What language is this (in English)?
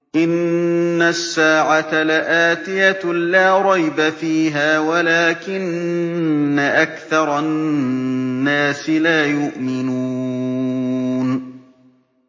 Arabic